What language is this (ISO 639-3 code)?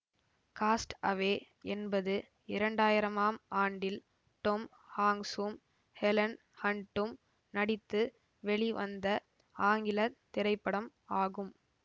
tam